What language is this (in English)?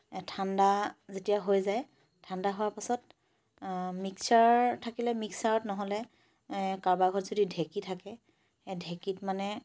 Assamese